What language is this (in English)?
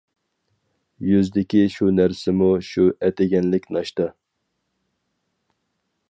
Uyghur